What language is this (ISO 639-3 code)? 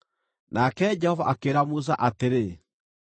kik